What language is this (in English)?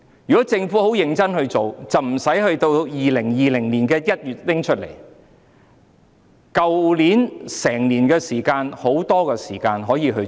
Cantonese